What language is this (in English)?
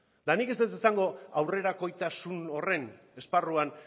Basque